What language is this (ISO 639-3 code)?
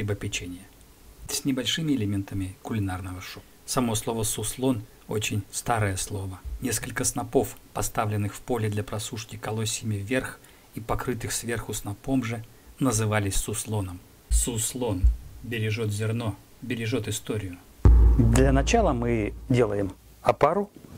rus